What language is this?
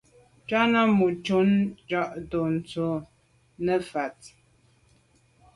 Medumba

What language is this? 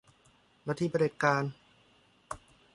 Thai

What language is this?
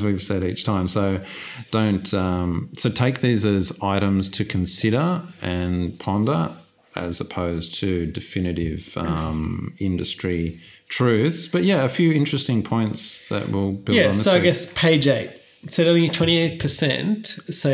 English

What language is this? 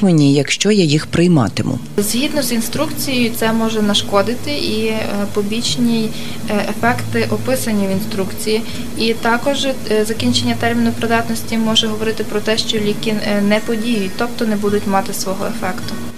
Ukrainian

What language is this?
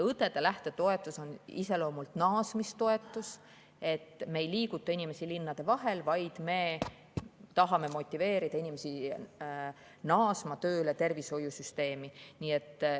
Estonian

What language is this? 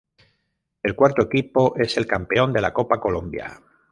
Spanish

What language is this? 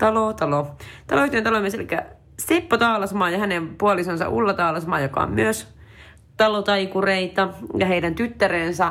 Finnish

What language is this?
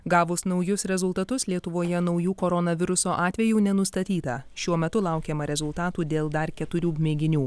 Lithuanian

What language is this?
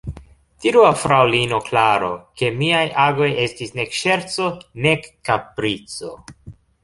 Esperanto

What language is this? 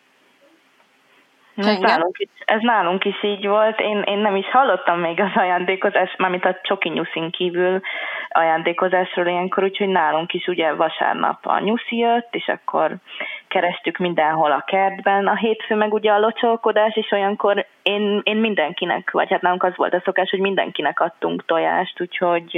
Hungarian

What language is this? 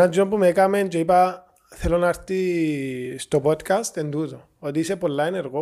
Greek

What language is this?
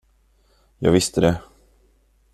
Swedish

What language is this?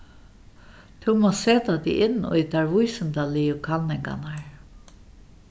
Faroese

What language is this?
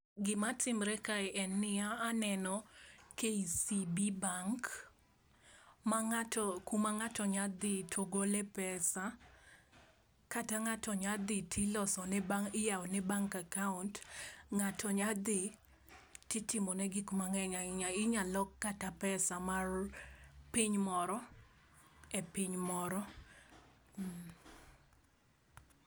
Luo (Kenya and Tanzania)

